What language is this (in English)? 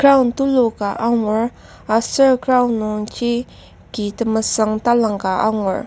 Ao Naga